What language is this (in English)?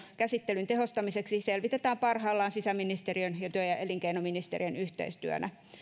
Finnish